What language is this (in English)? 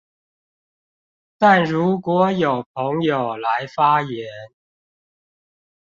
Chinese